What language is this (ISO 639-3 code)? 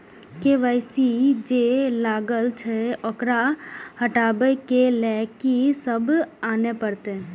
mai